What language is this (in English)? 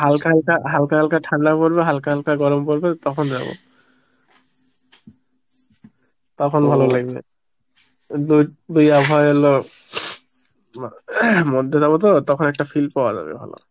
Bangla